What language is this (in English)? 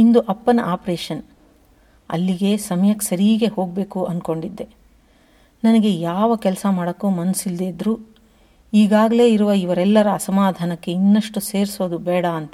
Kannada